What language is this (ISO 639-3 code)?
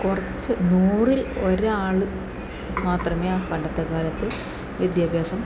mal